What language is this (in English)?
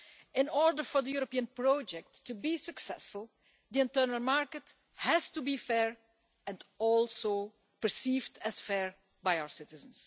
English